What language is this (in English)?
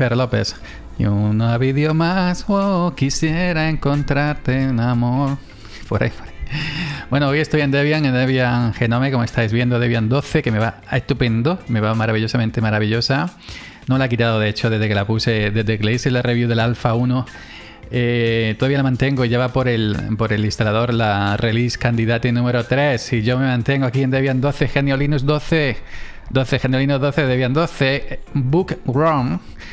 Spanish